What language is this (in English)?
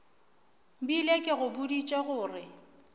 Northern Sotho